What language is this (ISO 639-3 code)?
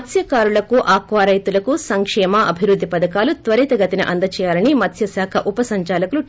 tel